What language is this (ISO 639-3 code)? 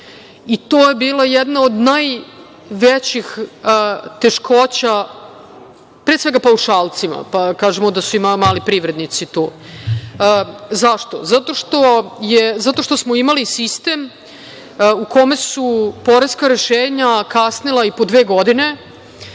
srp